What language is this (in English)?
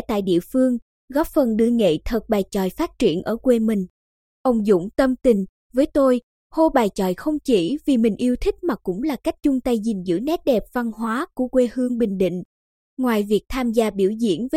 Vietnamese